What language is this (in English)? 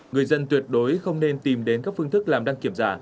Vietnamese